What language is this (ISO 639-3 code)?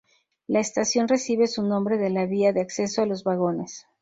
spa